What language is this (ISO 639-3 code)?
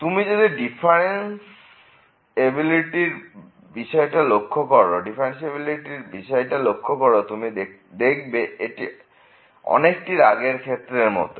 ben